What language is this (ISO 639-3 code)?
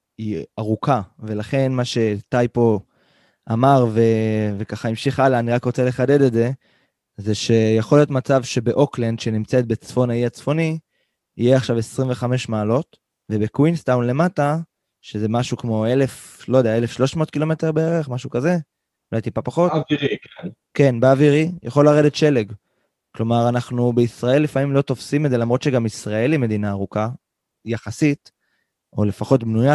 heb